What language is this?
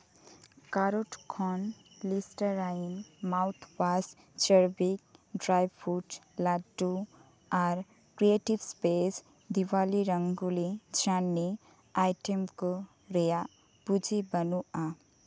Santali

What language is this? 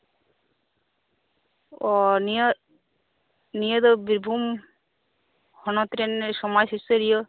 Santali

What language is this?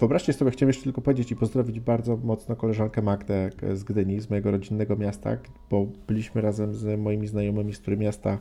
Polish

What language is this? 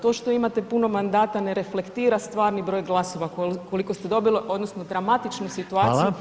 Croatian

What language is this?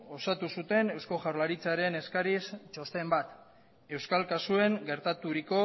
Basque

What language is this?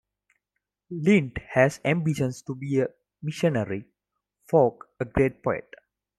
English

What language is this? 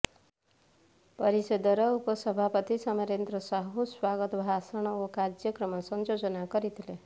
Odia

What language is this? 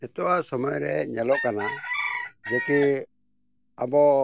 Santali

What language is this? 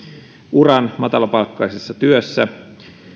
Finnish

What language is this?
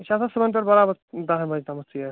Kashmiri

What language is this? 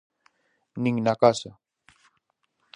Galician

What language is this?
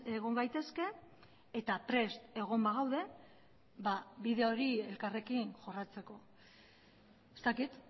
Basque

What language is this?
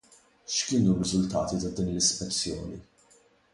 Maltese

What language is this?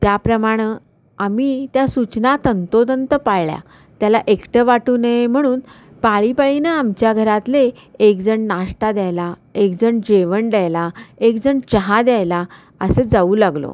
Marathi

